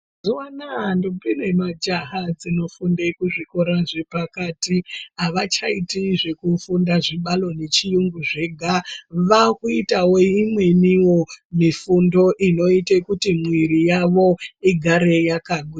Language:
Ndau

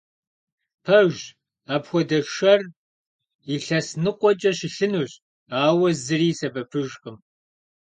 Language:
Kabardian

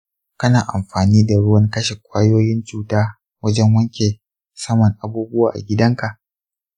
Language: Hausa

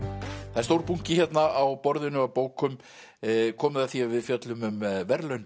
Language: Icelandic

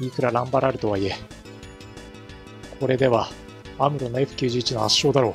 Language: Japanese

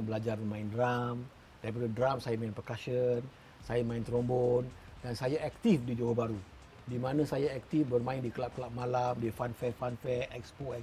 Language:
Malay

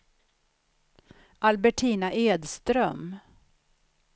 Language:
Swedish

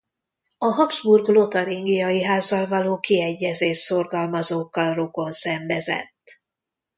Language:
Hungarian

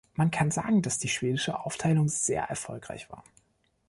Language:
German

